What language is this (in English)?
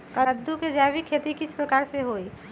Magahi